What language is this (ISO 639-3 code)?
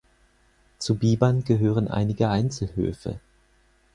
deu